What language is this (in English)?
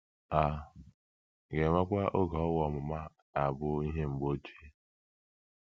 Igbo